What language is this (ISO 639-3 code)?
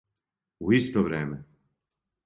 srp